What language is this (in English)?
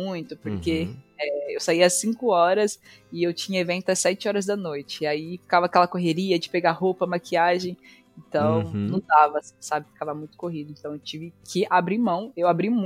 Portuguese